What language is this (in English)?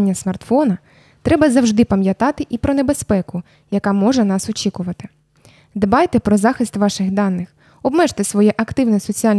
Ukrainian